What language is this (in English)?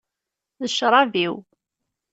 Kabyle